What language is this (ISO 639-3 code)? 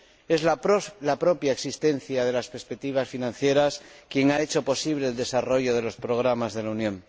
spa